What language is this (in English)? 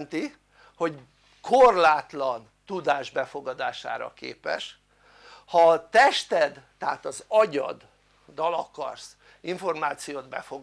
Hungarian